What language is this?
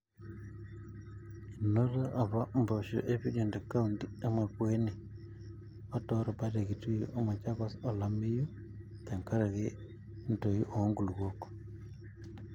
Masai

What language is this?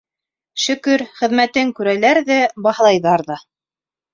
Bashkir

